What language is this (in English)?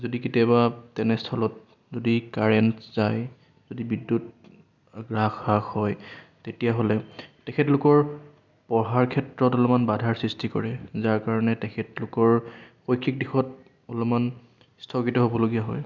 Assamese